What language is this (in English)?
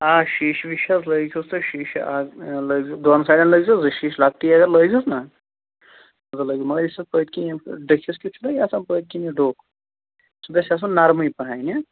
Kashmiri